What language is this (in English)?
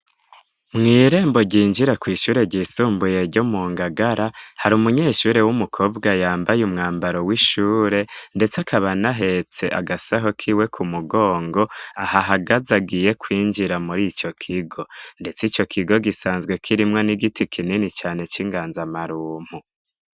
Rundi